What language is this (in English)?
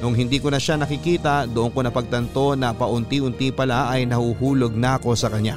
Filipino